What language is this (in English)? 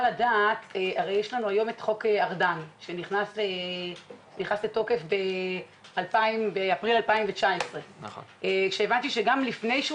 Hebrew